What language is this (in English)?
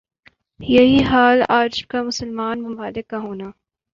Urdu